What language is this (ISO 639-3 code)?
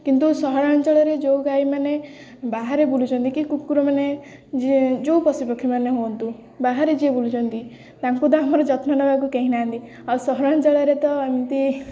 ori